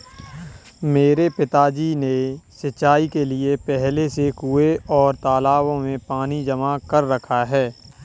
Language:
Hindi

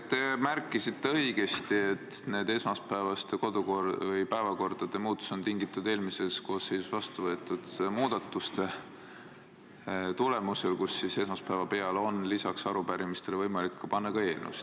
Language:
Estonian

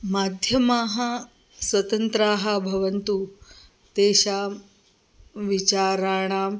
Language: Sanskrit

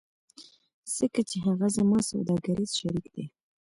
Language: Pashto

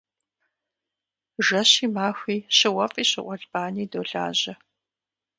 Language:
Kabardian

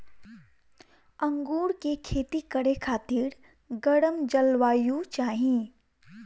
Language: Bhojpuri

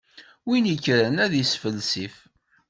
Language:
Kabyle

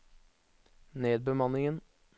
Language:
Norwegian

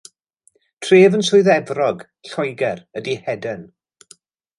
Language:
Welsh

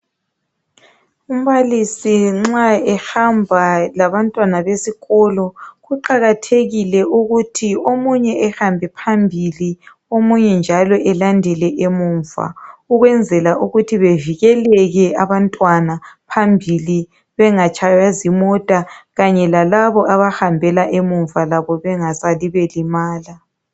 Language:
North Ndebele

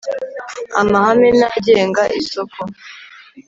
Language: Kinyarwanda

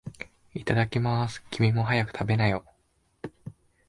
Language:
Japanese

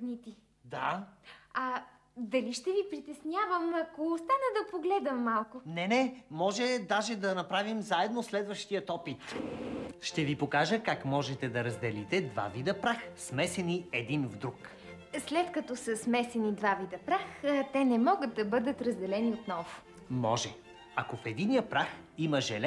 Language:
Bulgarian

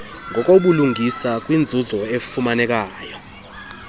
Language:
Xhosa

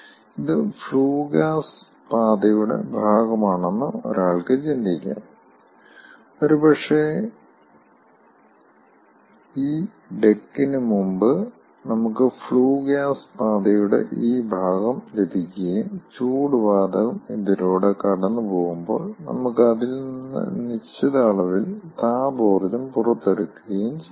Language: Malayalam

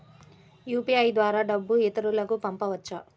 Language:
Telugu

